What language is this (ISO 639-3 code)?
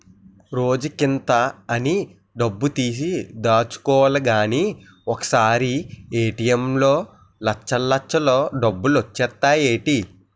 tel